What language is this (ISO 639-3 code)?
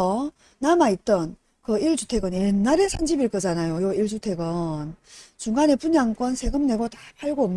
kor